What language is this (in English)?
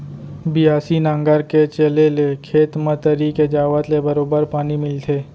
Chhattisgarhi